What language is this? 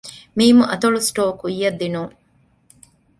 Divehi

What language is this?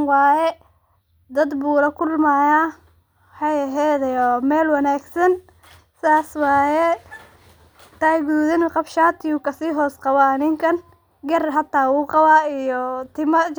Somali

